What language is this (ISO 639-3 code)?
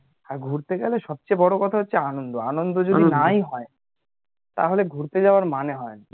ben